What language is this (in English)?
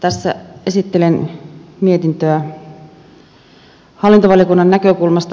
Finnish